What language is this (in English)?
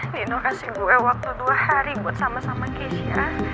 Indonesian